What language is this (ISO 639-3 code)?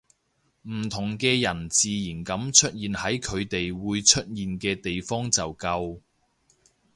yue